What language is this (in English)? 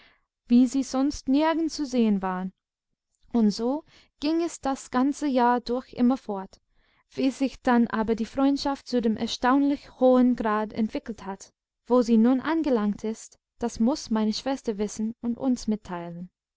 German